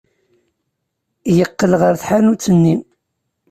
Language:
Kabyle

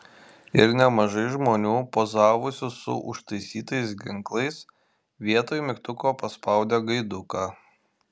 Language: Lithuanian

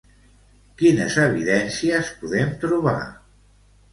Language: Catalan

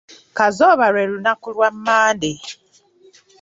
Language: Ganda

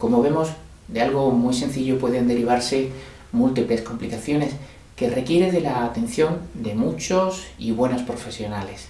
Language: Spanish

